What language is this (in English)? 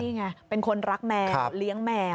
Thai